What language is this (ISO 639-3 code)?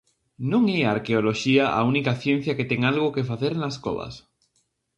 glg